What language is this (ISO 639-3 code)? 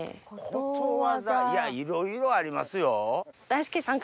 jpn